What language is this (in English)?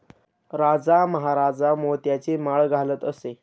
Marathi